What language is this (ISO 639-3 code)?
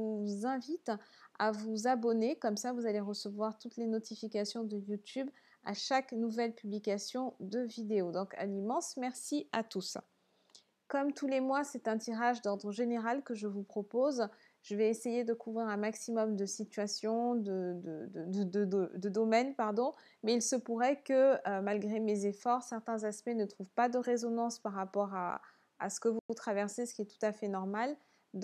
fra